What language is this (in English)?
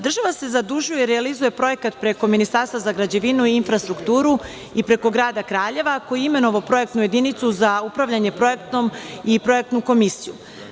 Serbian